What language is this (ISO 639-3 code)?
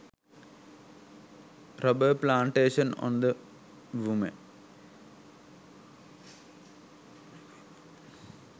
sin